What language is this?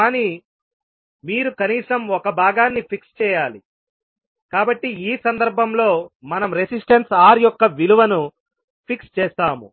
Telugu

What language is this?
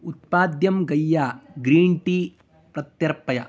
Sanskrit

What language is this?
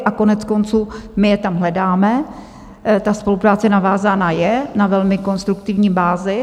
Czech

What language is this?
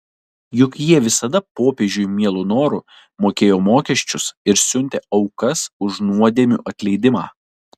Lithuanian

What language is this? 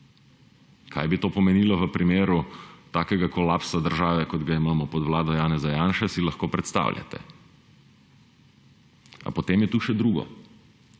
Slovenian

